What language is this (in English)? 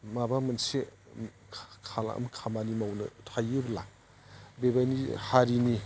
Bodo